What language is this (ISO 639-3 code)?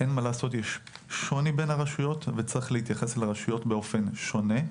heb